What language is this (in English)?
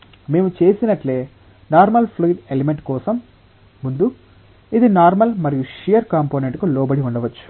Telugu